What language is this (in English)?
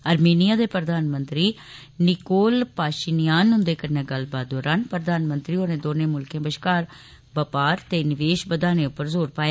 Dogri